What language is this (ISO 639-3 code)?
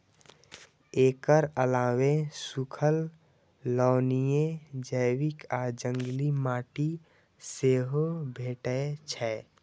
mai